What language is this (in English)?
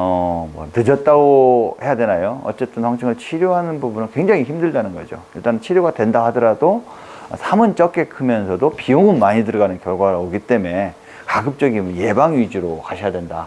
Korean